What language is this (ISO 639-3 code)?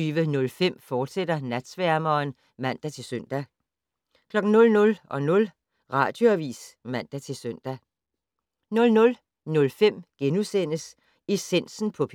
dan